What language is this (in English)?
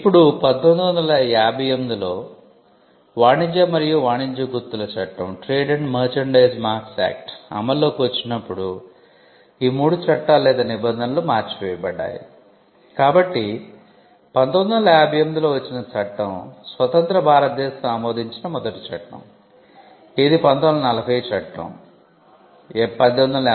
Telugu